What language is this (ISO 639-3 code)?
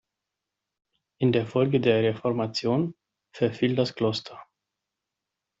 deu